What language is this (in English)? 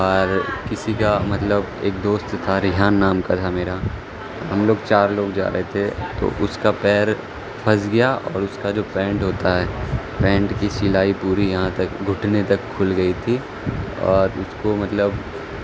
Urdu